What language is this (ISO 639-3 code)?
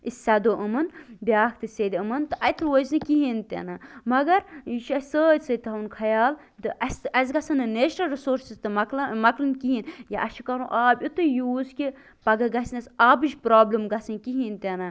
kas